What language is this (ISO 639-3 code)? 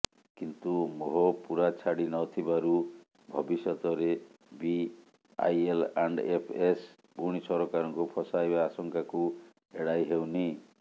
ori